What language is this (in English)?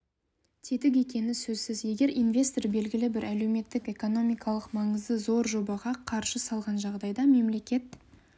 Kazakh